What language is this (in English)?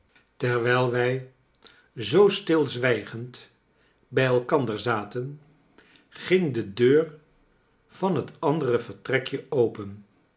Dutch